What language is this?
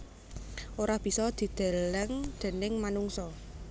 Javanese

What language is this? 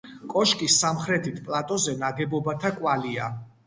Georgian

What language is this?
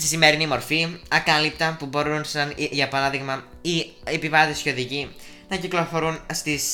Greek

